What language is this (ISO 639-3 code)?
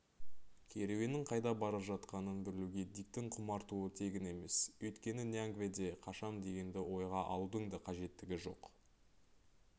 kaz